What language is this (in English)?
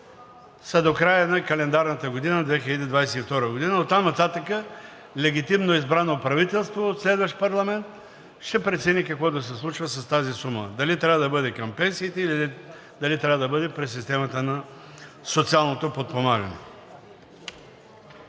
Bulgarian